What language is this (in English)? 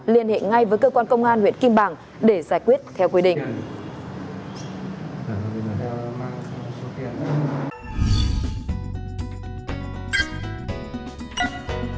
Vietnamese